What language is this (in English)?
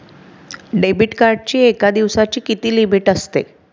Marathi